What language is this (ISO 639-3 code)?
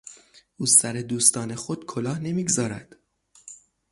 fas